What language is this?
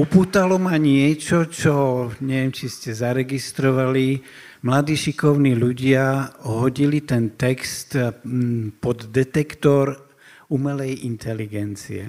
Slovak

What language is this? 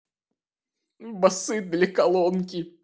Russian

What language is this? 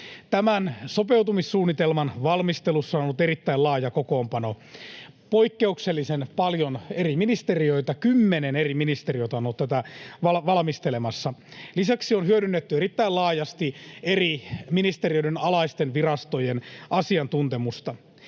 Finnish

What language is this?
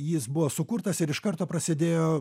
Lithuanian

